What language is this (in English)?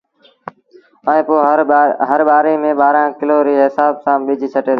Sindhi Bhil